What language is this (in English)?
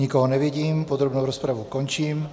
Czech